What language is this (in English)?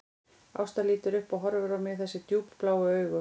Icelandic